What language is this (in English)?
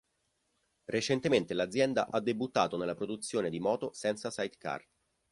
Italian